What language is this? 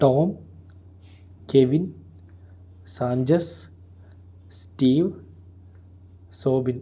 Malayalam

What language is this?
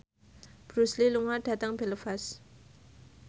Javanese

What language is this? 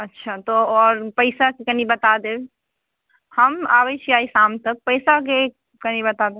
Maithili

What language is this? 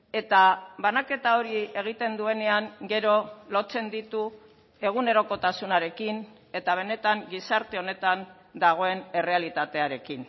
Basque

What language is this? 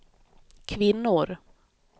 Swedish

